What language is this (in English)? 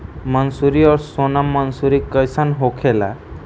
Bhojpuri